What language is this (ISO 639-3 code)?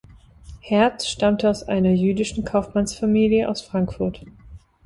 deu